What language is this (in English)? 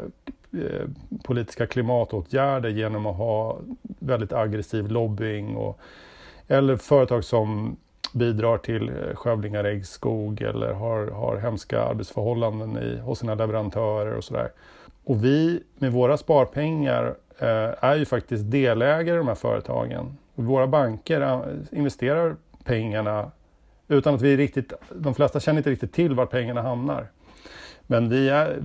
Swedish